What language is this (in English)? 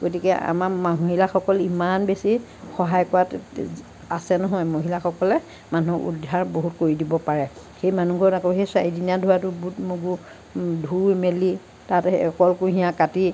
Assamese